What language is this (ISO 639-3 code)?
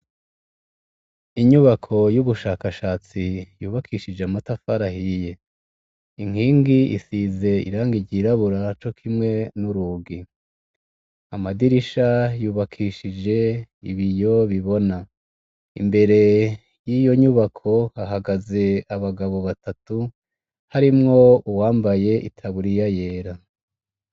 run